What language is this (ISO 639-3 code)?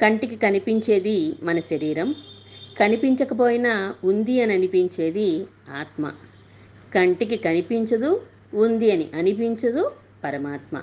tel